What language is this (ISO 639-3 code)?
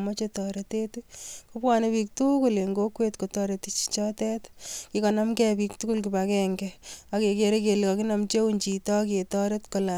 kln